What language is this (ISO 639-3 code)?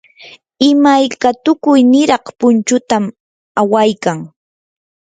qur